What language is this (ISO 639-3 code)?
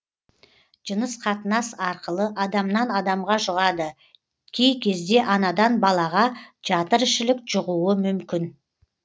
kaz